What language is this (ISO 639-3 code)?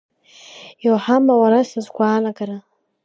abk